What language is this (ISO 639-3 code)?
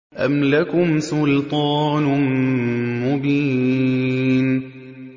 ara